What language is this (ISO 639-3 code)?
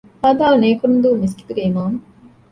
div